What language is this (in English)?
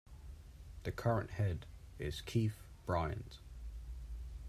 English